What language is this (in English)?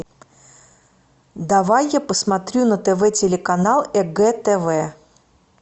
Russian